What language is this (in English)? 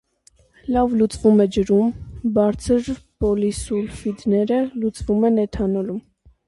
Armenian